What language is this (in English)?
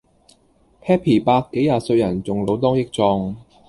Cantonese